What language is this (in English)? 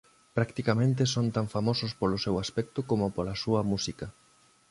Galician